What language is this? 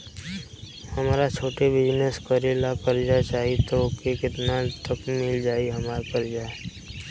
Bhojpuri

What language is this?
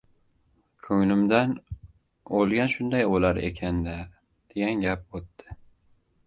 Uzbek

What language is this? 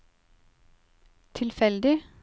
Norwegian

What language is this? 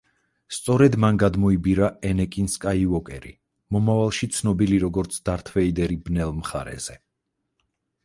Georgian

